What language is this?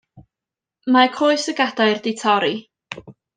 Welsh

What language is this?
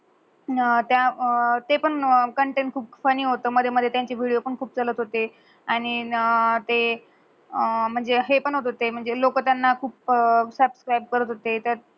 Marathi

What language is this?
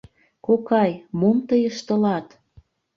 Mari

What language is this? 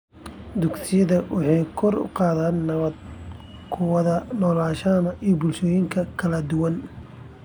Somali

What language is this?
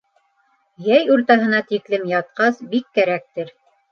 Bashkir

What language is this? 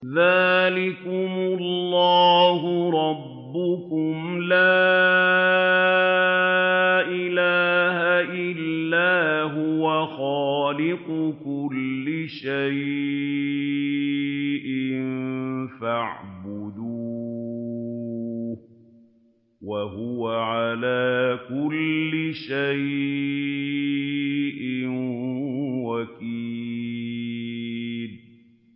Arabic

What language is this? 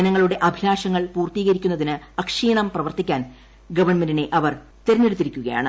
Malayalam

